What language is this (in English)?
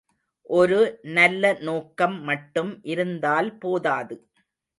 Tamil